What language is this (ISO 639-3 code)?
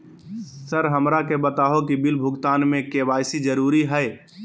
mag